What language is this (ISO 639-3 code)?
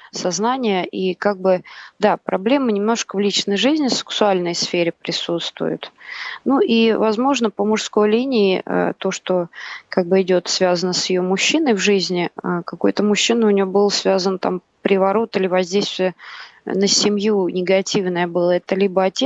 rus